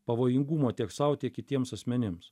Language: Lithuanian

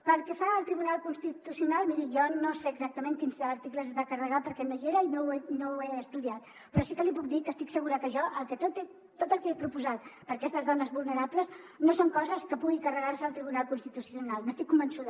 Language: Catalan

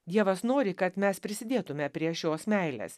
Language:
Lithuanian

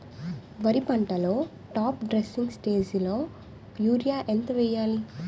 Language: Telugu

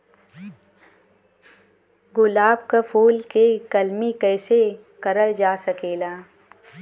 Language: Bhojpuri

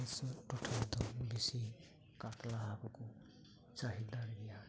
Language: Santali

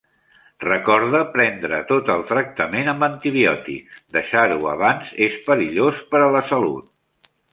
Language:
Catalan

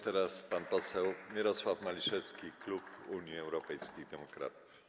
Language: Polish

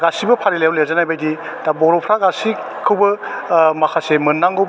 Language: Bodo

